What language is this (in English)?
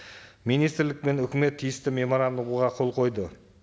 Kazakh